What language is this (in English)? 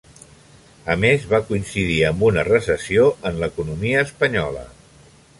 Catalan